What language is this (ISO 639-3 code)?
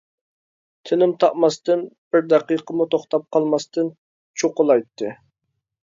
uig